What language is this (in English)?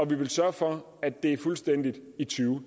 Danish